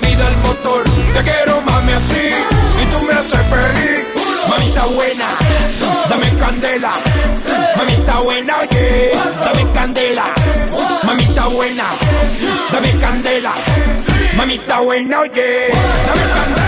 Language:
Hungarian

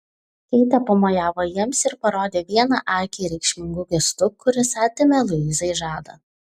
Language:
Lithuanian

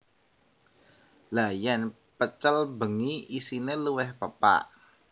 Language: Javanese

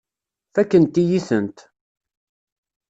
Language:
Kabyle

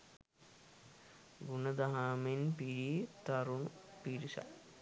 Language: Sinhala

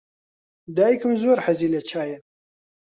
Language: Central Kurdish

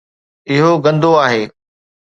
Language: Sindhi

